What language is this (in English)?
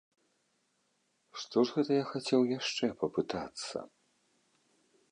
Belarusian